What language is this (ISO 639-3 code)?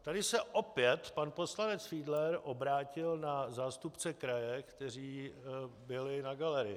ces